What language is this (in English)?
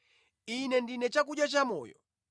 Nyanja